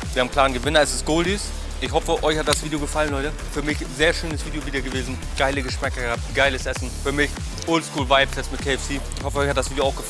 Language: German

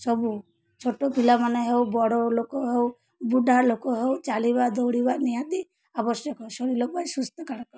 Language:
Odia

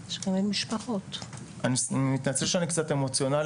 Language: Hebrew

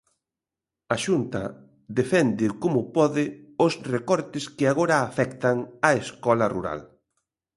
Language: Galician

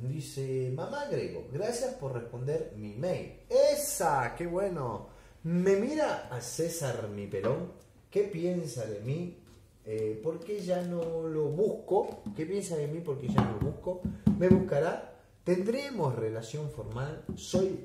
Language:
Spanish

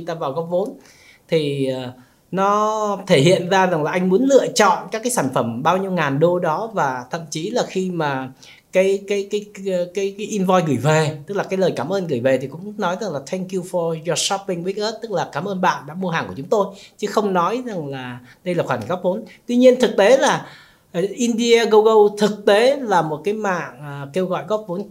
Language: Vietnamese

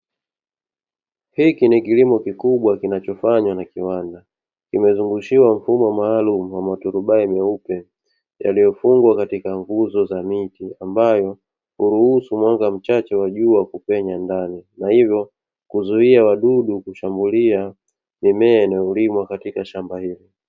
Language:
Swahili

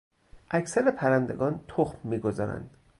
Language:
Persian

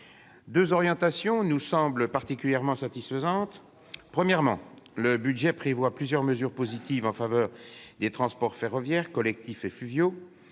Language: French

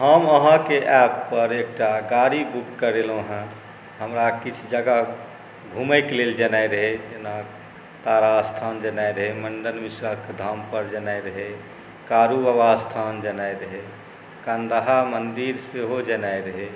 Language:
Maithili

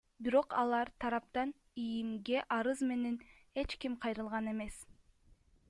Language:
Kyrgyz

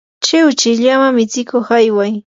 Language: Yanahuanca Pasco Quechua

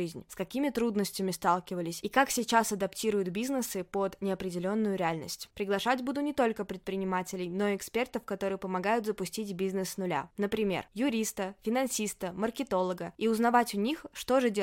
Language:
Russian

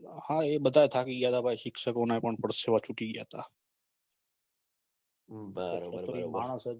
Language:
Gujarati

